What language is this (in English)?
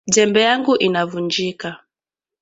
Swahili